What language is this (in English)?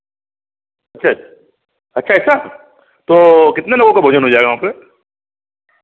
Hindi